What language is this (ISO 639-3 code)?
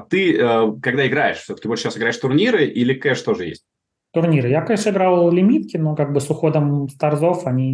rus